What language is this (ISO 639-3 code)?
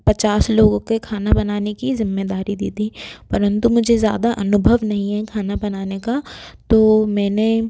hin